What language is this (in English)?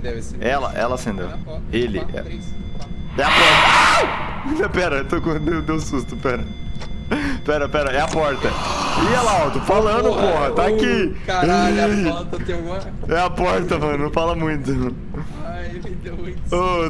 Portuguese